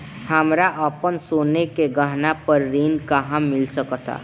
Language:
Bhojpuri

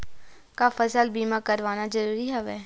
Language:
Chhattisgarhi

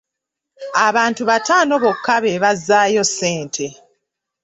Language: Ganda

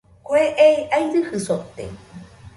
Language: Nüpode Huitoto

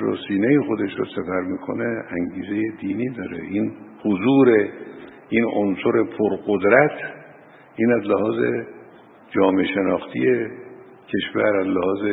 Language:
Persian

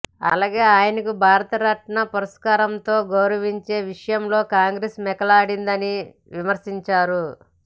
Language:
Telugu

